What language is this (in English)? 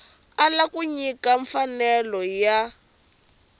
Tsonga